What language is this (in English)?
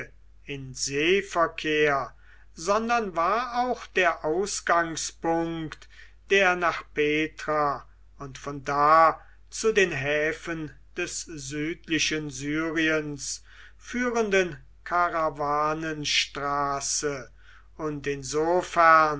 German